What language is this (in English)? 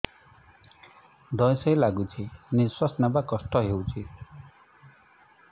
Odia